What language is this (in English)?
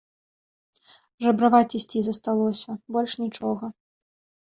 Belarusian